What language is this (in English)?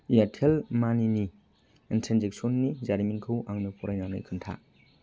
Bodo